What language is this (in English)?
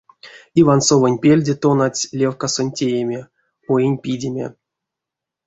Erzya